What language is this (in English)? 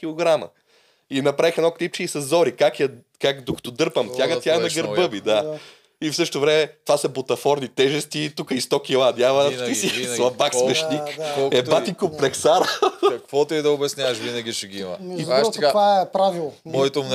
Bulgarian